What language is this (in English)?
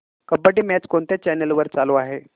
Marathi